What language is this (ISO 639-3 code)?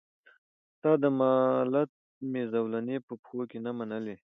pus